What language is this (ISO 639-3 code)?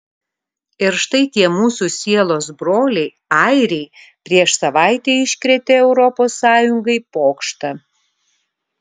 lit